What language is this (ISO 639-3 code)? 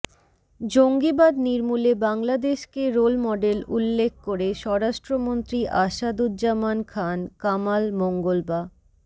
ben